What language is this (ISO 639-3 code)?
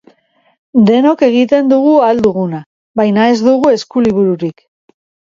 eus